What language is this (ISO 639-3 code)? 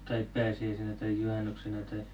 fin